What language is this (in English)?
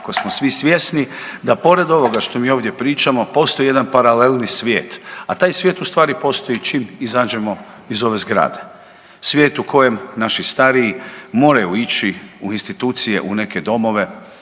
Croatian